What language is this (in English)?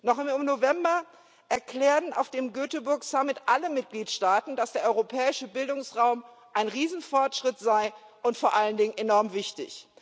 German